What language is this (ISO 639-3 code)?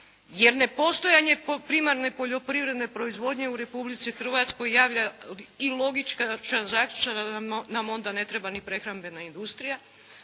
hrv